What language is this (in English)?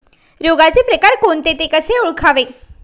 Marathi